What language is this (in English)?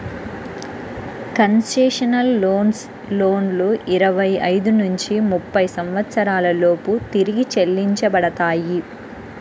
Telugu